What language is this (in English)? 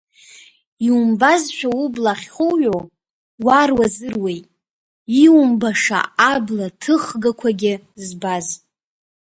Abkhazian